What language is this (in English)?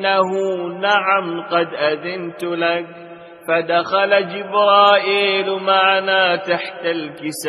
Arabic